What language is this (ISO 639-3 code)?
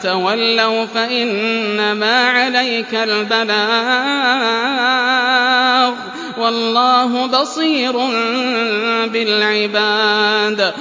ara